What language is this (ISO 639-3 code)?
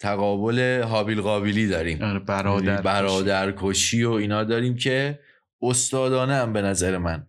fas